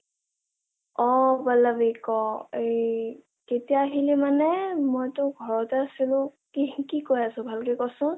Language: Assamese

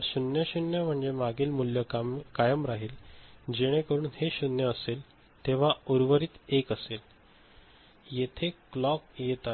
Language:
Marathi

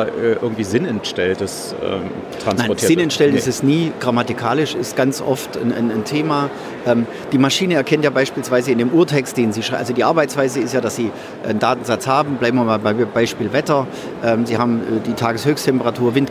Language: German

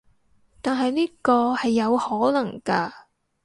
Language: Cantonese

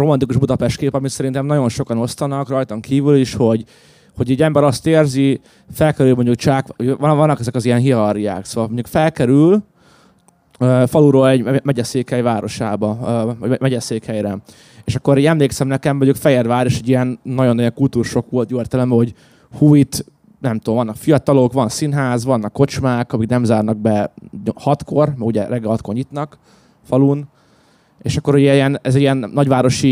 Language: Hungarian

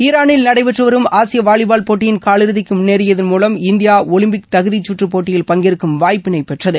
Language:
Tamil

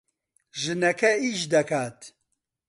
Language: Central Kurdish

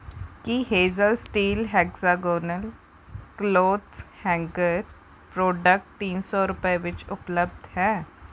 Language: Punjabi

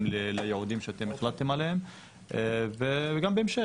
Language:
Hebrew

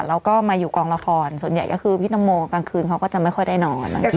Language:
Thai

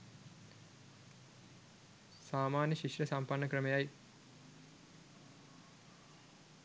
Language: Sinhala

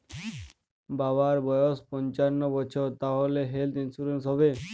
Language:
Bangla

